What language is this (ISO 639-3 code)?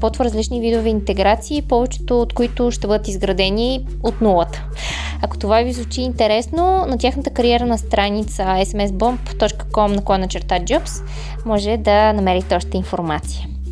bul